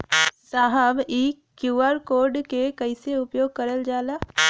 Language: Bhojpuri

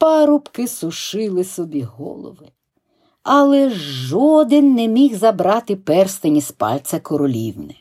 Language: Ukrainian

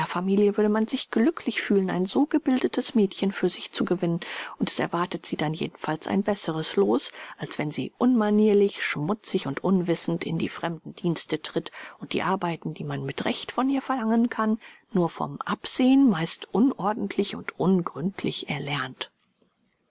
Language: German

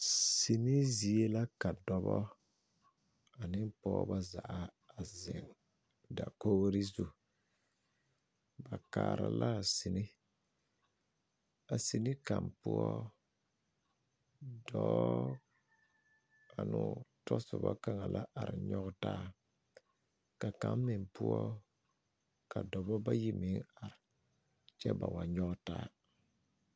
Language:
Southern Dagaare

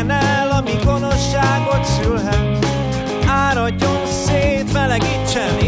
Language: Hungarian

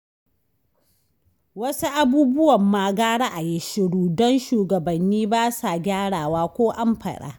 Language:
Hausa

